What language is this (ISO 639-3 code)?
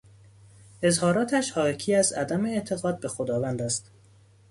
fas